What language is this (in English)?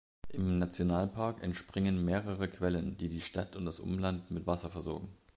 German